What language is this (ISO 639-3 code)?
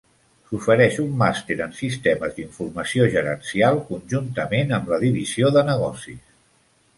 cat